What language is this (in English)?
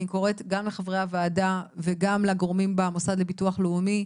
Hebrew